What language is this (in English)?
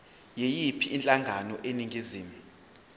Zulu